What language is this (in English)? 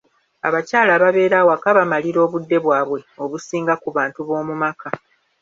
Ganda